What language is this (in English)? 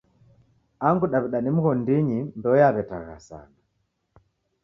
Taita